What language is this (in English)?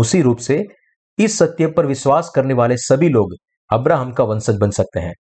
Hindi